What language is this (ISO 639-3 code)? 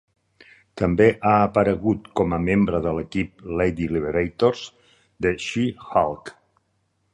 cat